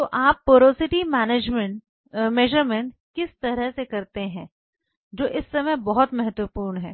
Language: Hindi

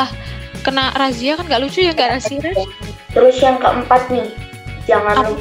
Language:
Indonesian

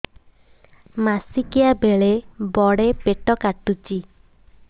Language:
Odia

